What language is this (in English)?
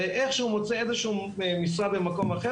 Hebrew